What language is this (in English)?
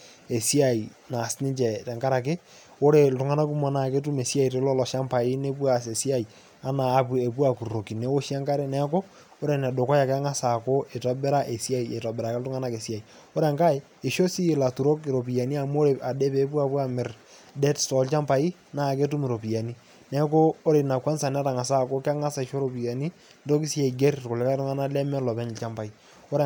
Masai